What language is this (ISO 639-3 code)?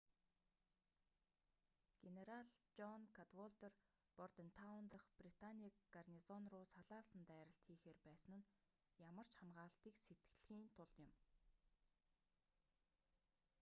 mon